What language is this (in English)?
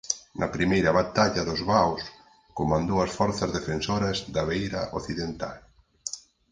Galician